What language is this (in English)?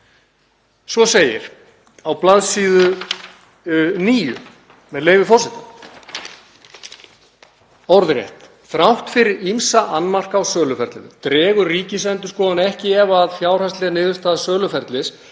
Icelandic